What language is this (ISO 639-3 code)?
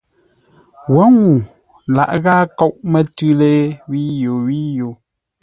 nla